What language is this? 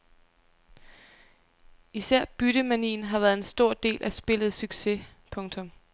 Danish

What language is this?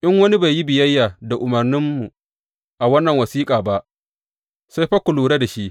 Hausa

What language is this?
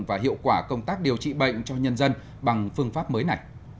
Vietnamese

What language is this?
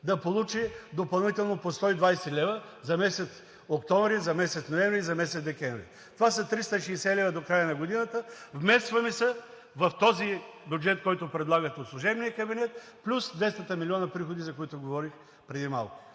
Bulgarian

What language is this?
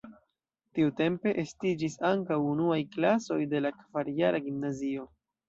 Esperanto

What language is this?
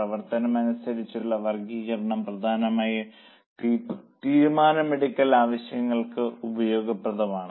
Malayalam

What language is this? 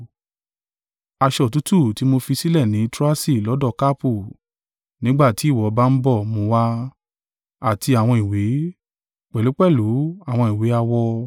Yoruba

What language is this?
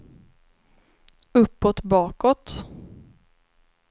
Swedish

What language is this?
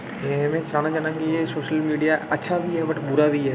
Dogri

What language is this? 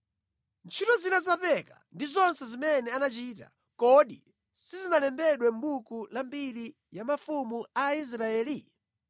Nyanja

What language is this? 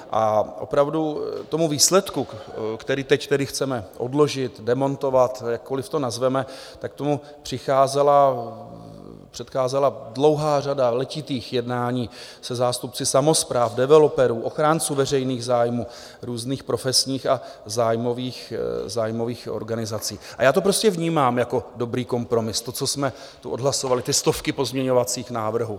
Czech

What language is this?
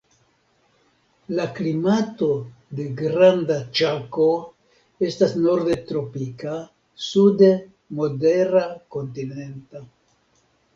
Esperanto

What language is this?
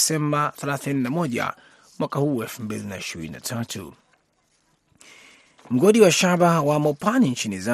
Swahili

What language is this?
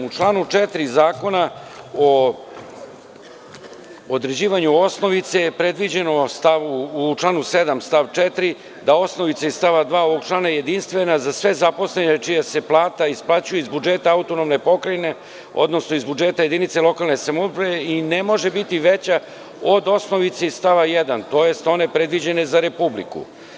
Serbian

